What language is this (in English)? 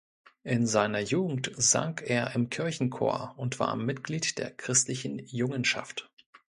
German